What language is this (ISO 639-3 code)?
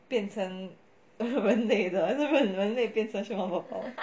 eng